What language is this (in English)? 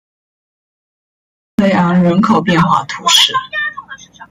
Chinese